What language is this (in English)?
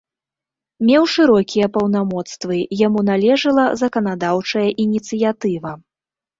Belarusian